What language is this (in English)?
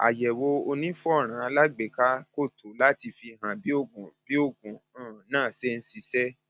Yoruba